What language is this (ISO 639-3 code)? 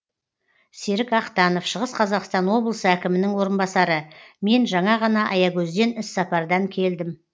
kaz